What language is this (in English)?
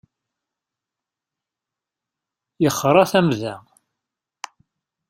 Kabyle